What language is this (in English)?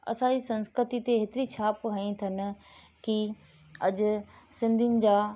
Sindhi